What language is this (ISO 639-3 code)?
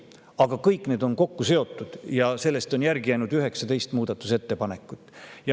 est